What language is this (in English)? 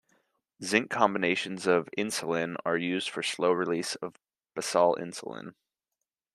English